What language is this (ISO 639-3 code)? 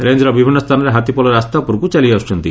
ori